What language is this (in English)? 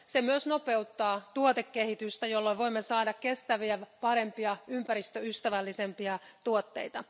Finnish